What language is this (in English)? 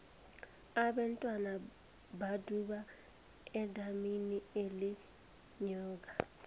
South Ndebele